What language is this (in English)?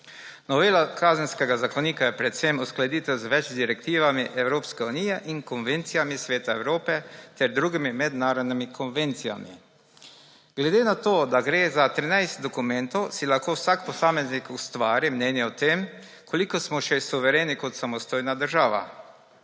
Slovenian